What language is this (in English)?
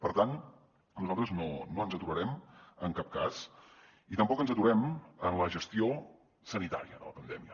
Catalan